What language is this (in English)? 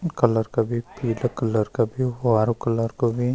Garhwali